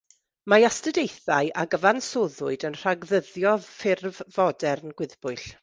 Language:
Welsh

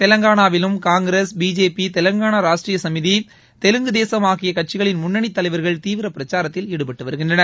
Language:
Tamil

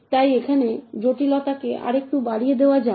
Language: Bangla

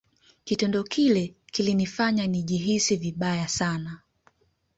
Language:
Swahili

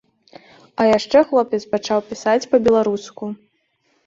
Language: Belarusian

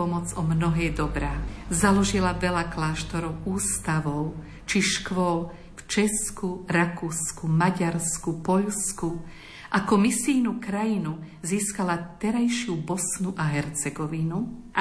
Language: Slovak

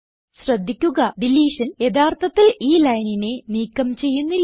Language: Malayalam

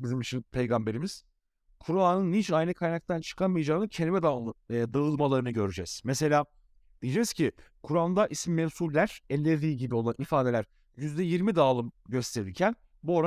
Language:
Turkish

